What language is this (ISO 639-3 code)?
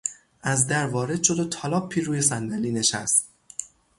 fas